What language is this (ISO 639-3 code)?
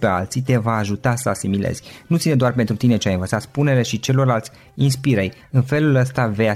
ron